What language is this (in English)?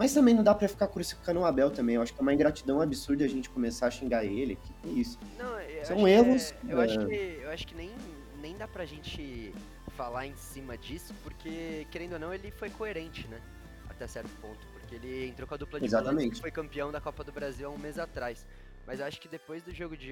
Portuguese